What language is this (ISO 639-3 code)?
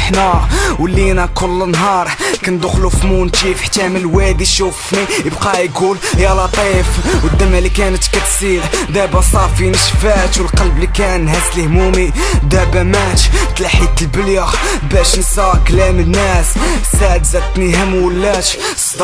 swe